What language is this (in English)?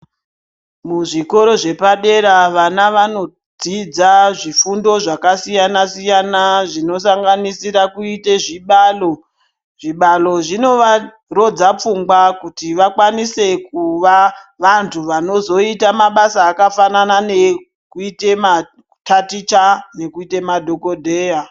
Ndau